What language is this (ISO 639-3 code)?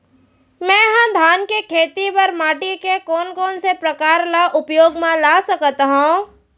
hne